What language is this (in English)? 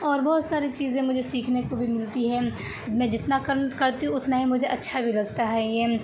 Urdu